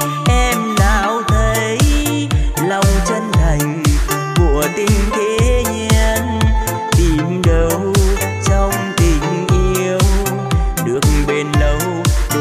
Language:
Vietnamese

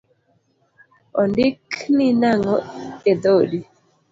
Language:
Luo (Kenya and Tanzania)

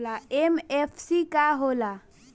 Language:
Bhojpuri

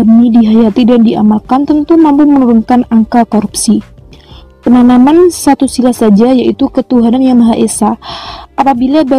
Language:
Indonesian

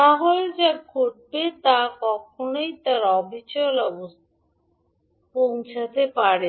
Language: Bangla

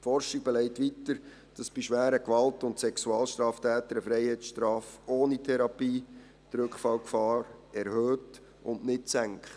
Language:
Swiss German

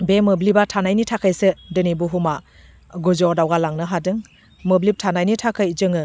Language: Bodo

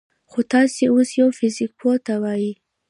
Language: Pashto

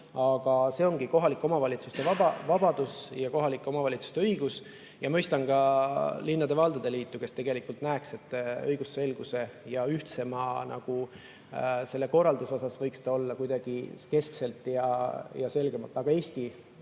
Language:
Estonian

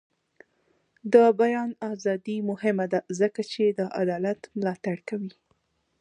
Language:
Pashto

